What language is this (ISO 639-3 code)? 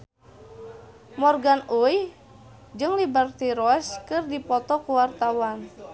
sun